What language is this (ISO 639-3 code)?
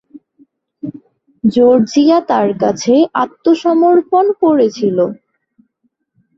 ben